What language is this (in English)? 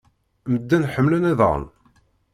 Kabyle